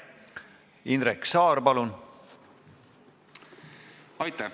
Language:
Estonian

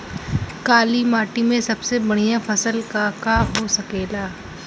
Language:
Bhojpuri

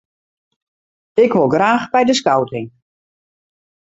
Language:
Western Frisian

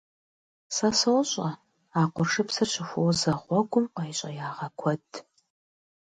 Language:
Kabardian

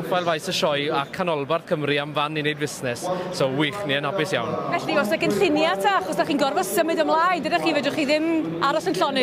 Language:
Italian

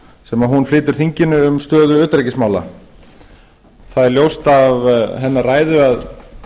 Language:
Icelandic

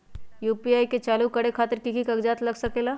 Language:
Magahi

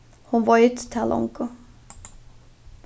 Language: Faroese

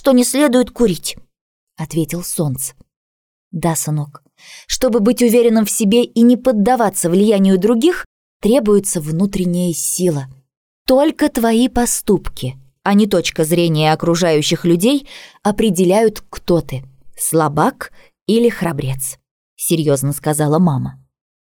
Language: Russian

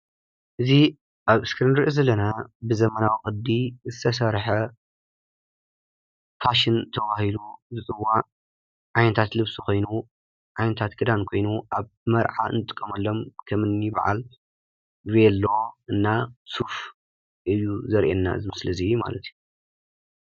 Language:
Tigrinya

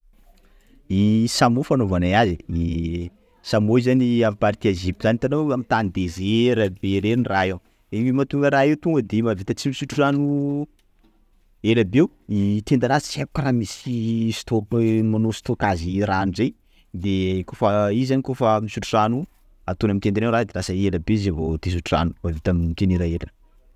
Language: Sakalava Malagasy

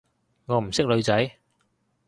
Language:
Cantonese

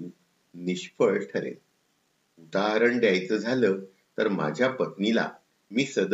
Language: Marathi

